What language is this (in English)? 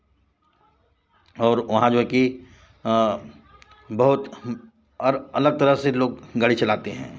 Hindi